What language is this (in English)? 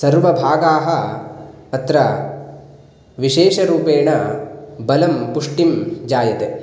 Sanskrit